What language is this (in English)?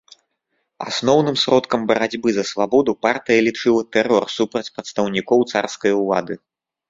Belarusian